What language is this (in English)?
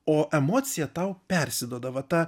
Lithuanian